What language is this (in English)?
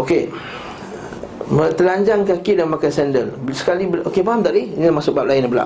Malay